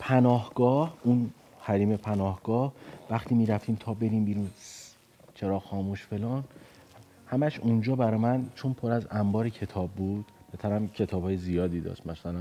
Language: Persian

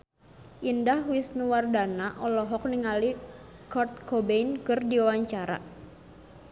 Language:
Sundanese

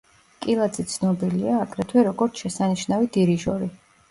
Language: Georgian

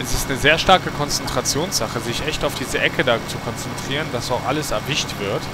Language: German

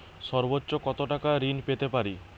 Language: Bangla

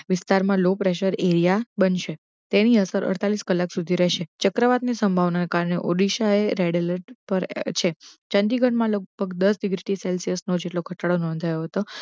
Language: Gujarati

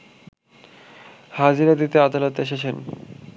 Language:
Bangla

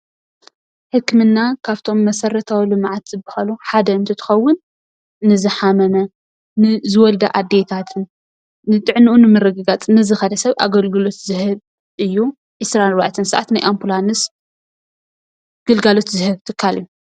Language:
Tigrinya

